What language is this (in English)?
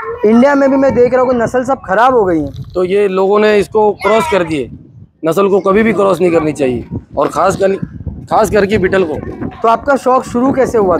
Hindi